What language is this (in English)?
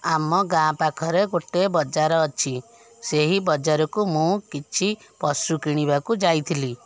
Odia